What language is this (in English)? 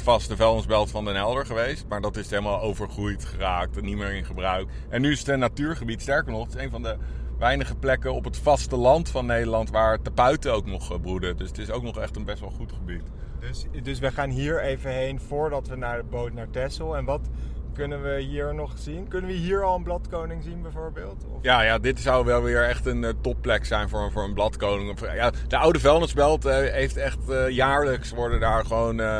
Dutch